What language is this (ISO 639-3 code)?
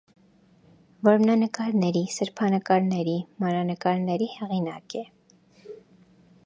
hye